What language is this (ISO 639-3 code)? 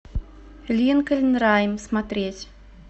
rus